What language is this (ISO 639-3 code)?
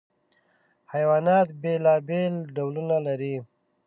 pus